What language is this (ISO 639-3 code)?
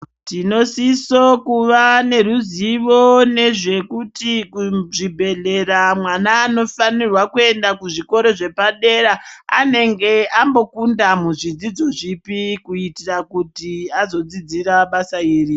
ndc